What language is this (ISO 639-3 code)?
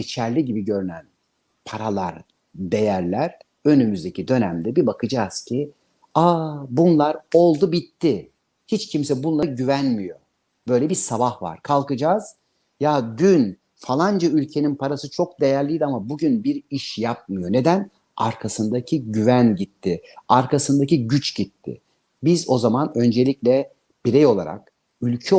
tur